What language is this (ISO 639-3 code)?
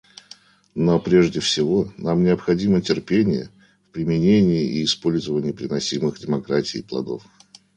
rus